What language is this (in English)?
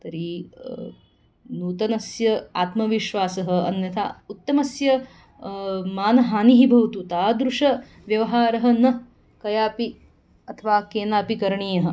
Sanskrit